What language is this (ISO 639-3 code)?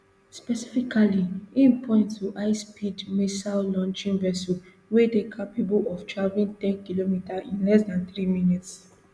pcm